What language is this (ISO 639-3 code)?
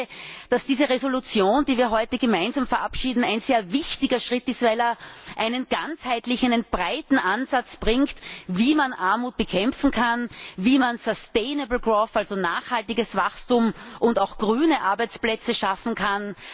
deu